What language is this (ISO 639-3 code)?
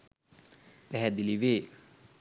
sin